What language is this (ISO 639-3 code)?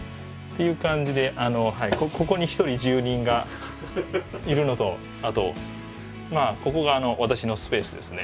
jpn